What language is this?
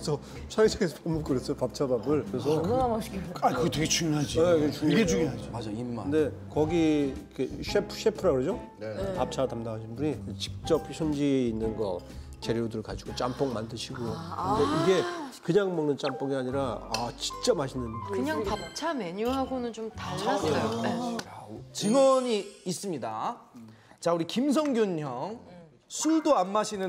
Korean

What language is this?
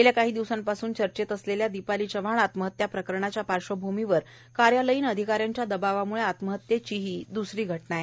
Marathi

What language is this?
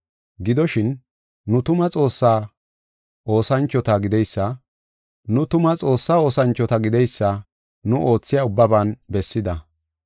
Gofa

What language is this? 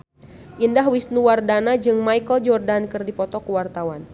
Sundanese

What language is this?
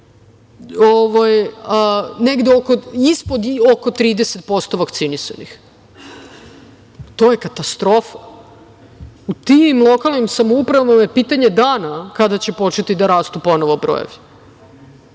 Serbian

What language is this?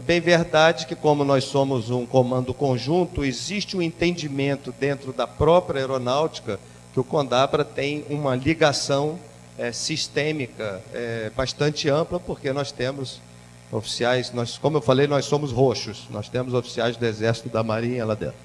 Portuguese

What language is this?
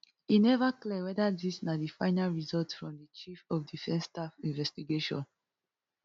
Nigerian Pidgin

